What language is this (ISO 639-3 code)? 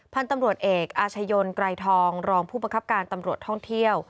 tha